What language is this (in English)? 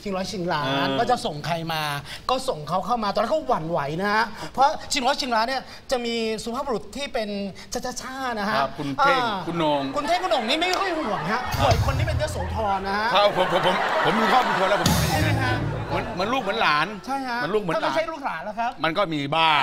Thai